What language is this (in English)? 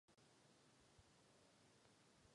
Czech